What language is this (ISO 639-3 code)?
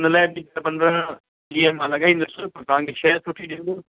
snd